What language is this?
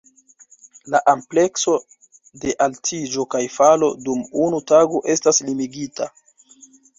Esperanto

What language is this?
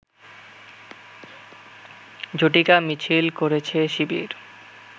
Bangla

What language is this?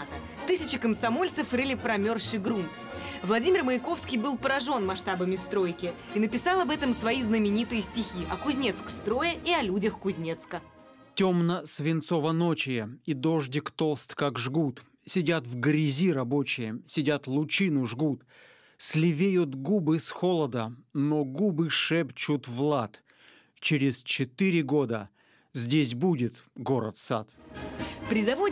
Russian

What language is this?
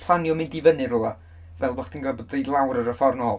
Welsh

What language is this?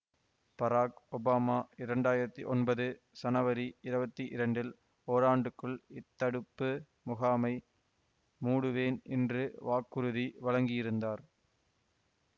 Tamil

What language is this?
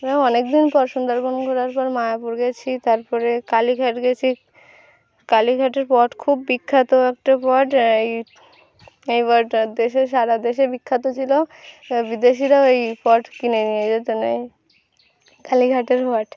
Bangla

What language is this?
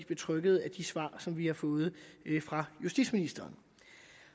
Danish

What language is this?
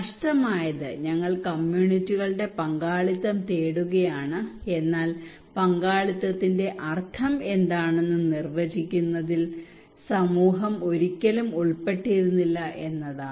Malayalam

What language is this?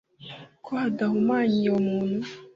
Kinyarwanda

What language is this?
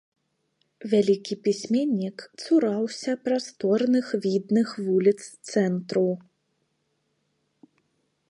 Belarusian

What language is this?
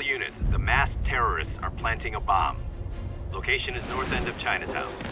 English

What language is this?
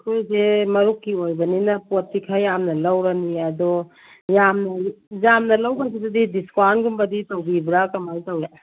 Manipuri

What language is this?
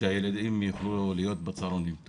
Hebrew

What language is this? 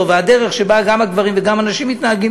Hebrew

